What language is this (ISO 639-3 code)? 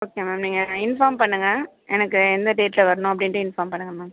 tam